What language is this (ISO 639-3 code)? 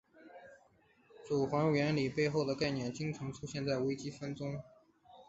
zho